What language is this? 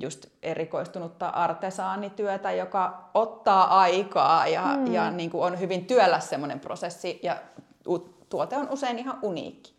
Finnish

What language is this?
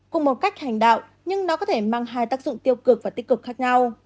Vietnamese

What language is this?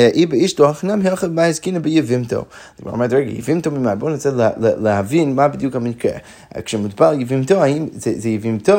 Hebrew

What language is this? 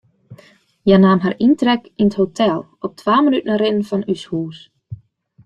Western Frisian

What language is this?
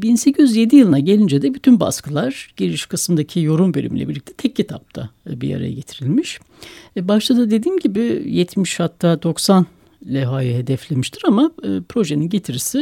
Turkish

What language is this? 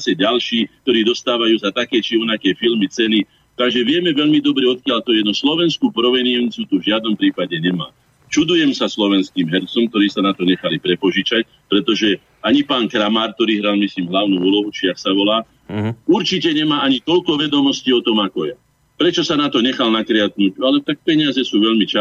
Slovak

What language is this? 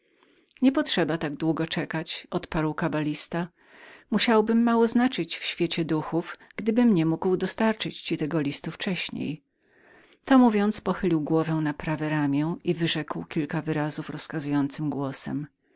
Polish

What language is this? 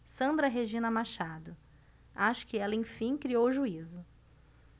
Portuguese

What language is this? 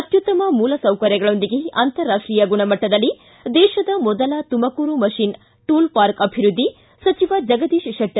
Kannada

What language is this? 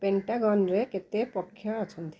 Odia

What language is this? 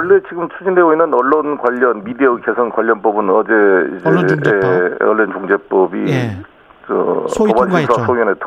Korean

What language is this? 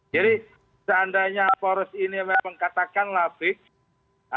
Indonesian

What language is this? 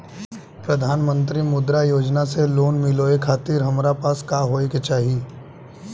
Bhojpuri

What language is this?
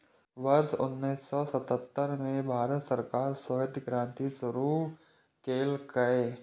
Maithili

